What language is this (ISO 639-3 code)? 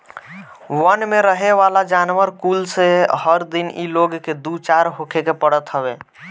bho